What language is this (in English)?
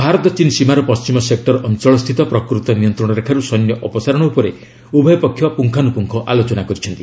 Odia